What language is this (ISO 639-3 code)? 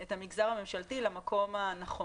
heb